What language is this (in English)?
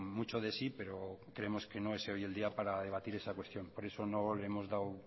Spanish